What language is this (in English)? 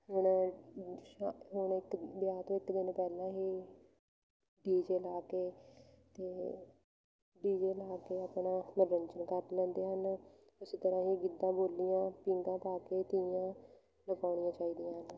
Punjabi